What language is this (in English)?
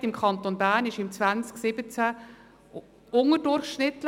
Swiss German